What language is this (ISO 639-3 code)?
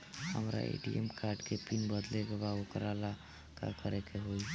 bho